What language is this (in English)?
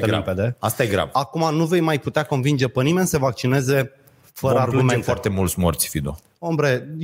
Romanian